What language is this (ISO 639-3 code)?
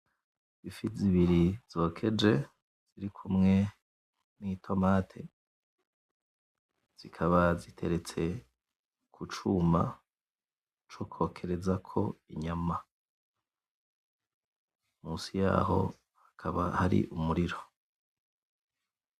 run